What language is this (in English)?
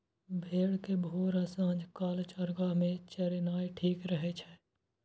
Maithili